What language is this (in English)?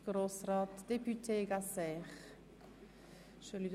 Swiss German